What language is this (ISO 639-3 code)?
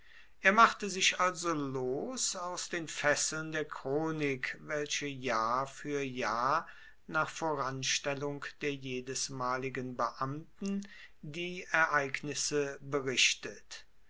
deu